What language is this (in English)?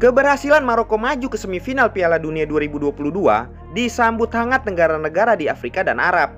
Indonesian